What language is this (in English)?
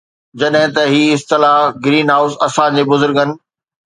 Sindhi